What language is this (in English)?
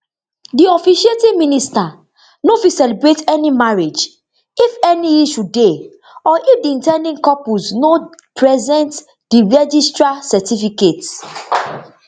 Nigerian Pidgin